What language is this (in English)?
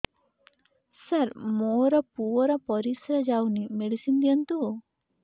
Odia